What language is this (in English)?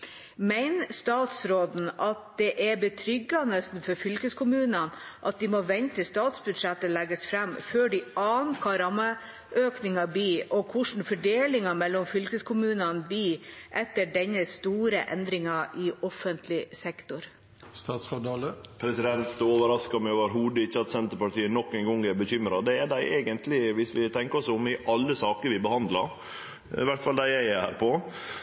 Norwegian